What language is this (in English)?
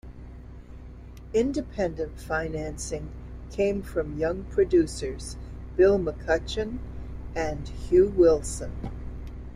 English